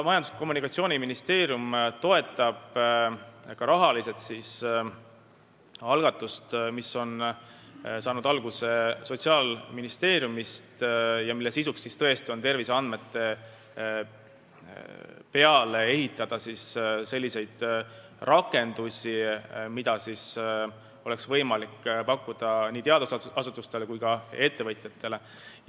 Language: Estonian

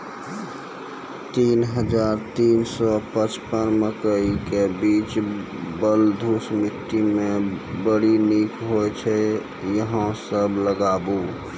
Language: Maithili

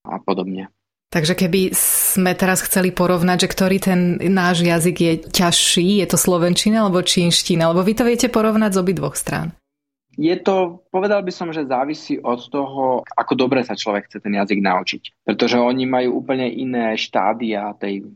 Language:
Slovak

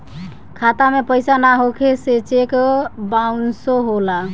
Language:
Bhojpuri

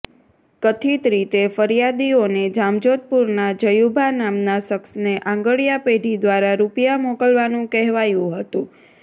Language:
Gujarati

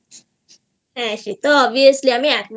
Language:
Bangla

